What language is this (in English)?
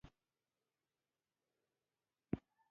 Pashto